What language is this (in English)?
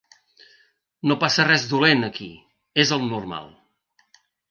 Catalan